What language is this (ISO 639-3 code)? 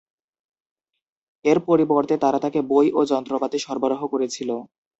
ben